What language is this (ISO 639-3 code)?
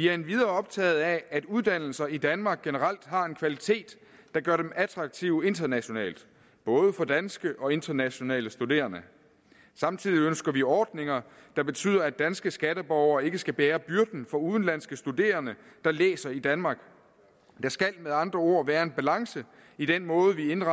dan